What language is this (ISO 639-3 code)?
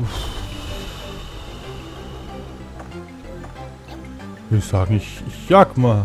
deu